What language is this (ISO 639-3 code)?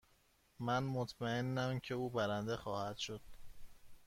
fas